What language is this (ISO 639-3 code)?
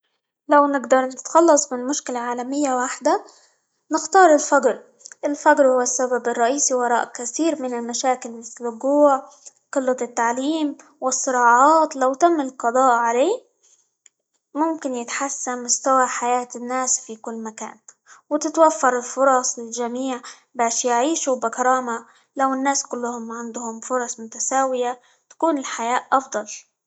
ayl